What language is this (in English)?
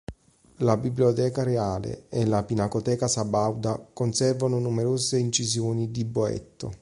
Italian